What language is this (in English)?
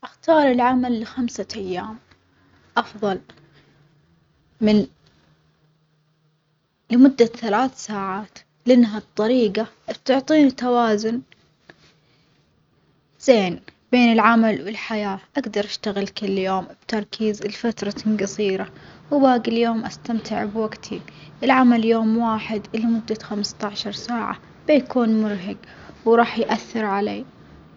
Omani Arabic